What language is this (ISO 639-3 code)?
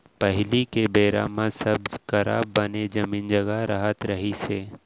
hne